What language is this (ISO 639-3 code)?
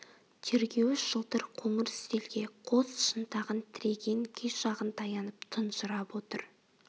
kaz